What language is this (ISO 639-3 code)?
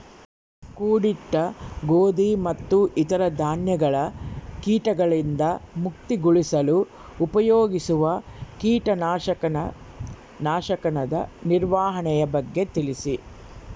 kan